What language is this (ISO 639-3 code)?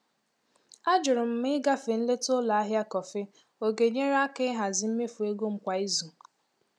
ibo